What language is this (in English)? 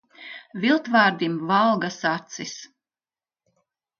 Latvian